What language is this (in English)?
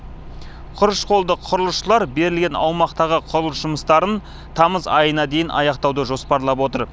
Kazakh